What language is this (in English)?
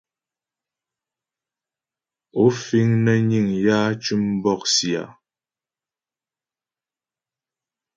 Ghomala